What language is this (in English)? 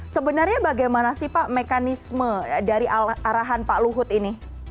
Indonesian